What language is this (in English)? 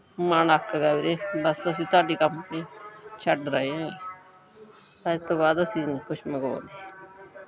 Punjabi